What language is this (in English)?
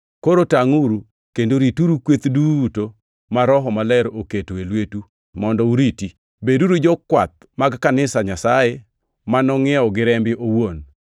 Luo (Kenya and Tanzania)